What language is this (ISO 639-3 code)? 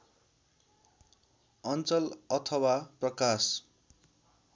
nep